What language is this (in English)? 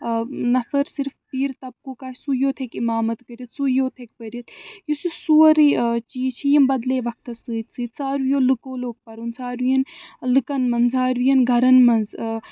Kashmiri